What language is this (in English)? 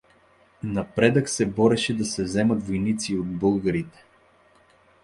Bulgarian